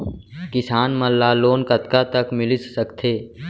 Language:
Chhattisgarhi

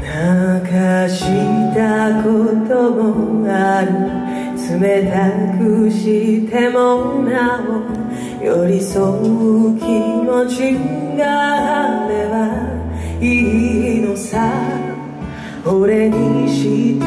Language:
Korean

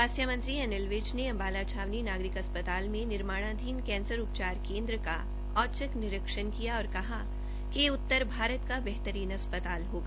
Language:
Hindi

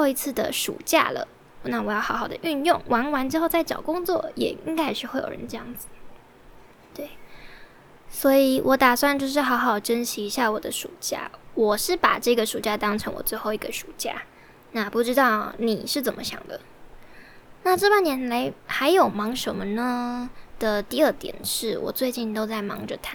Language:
Chinese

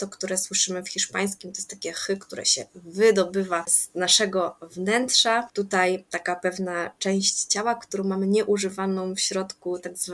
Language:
Polish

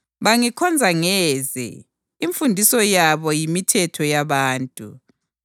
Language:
North Ndebele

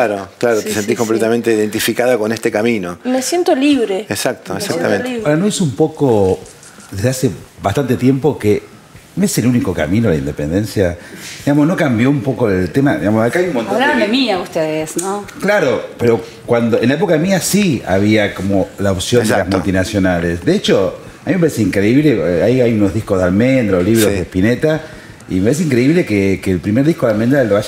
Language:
Spanish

